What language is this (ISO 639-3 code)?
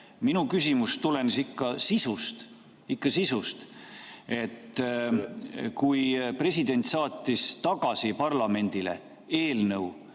est